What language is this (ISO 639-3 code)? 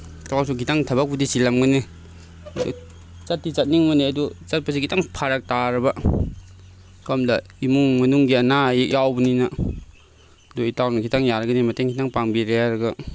mni